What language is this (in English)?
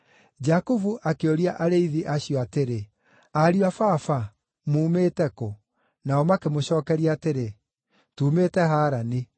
Kikuyu